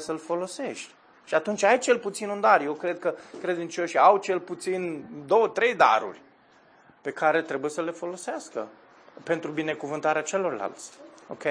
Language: Romanian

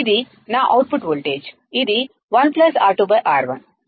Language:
Telugu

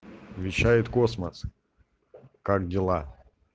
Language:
Russian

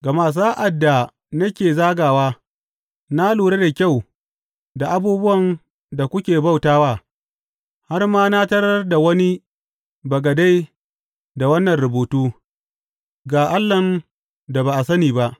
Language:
Hausa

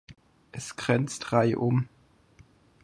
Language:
German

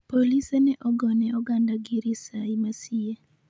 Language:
Luo (Kenya and Tanzania)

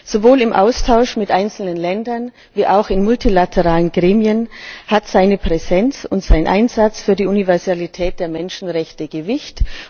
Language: German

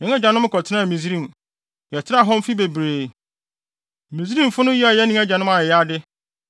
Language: Akan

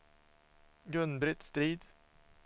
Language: Swedish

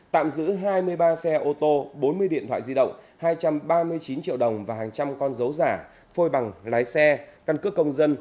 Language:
Vietnamese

